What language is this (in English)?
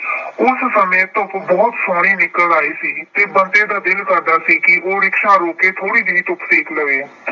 Punjabi